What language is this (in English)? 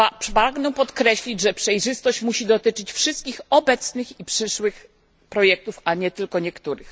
Polish